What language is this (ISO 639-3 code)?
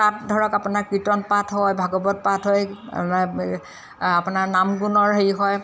asm